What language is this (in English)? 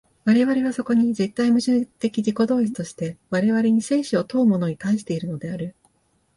Japanese